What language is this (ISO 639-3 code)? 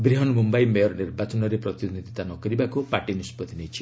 ori